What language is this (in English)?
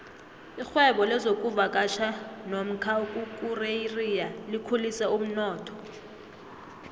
South Ndebele